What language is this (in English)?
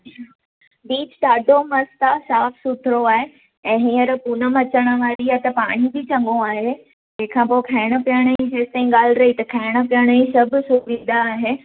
Sindhi